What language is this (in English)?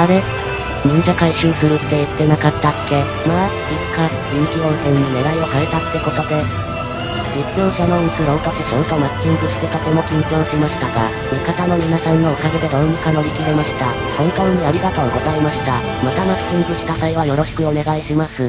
Japanese